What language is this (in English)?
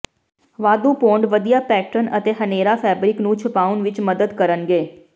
Punjabi